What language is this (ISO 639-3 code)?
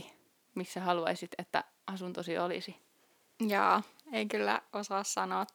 fin